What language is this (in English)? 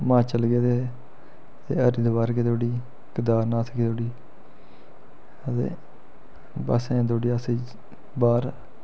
Dogri